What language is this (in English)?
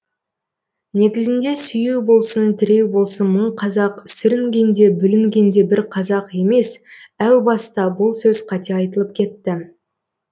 Kazakh